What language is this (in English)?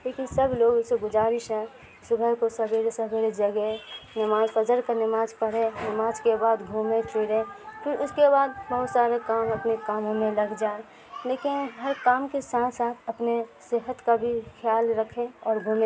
Urdu